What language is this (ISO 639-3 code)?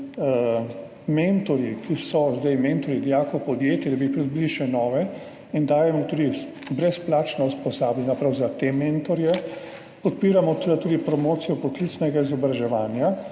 slv